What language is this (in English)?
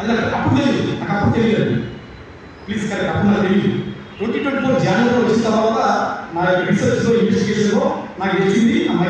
Telugu